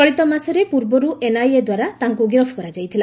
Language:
Odia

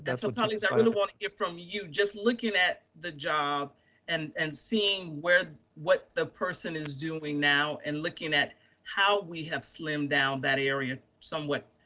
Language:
English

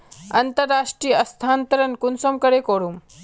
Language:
Magahi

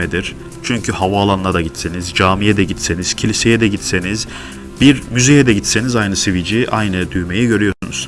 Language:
Turkish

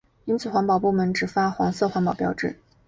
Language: Chinese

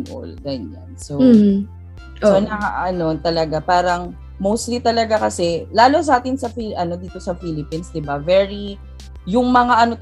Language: Filipino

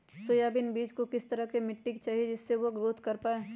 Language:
Magahi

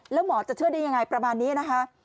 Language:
Thai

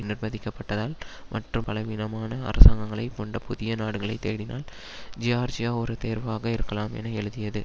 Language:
Tamil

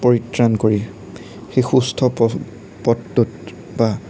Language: Assamese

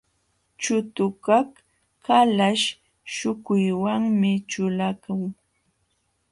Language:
Jauja Wanca Quechua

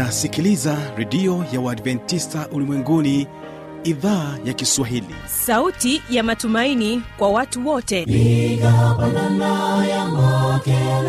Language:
Swahili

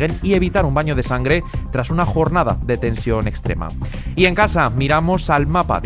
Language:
Spanish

